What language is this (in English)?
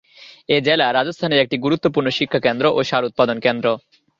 Bangla